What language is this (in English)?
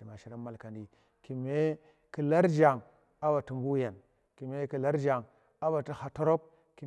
Tera